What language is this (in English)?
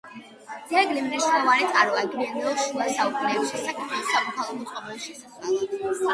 Georgian